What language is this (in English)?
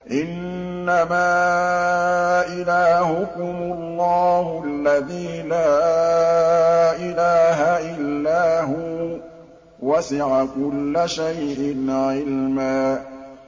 Arabic